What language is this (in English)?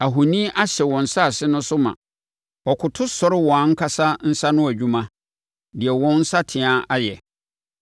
Akan